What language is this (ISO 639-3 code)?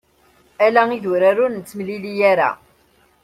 kab